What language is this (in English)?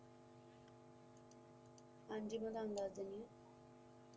Punjabi